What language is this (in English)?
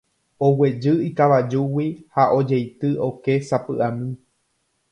Guarani